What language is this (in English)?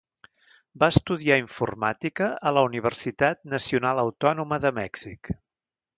Catalan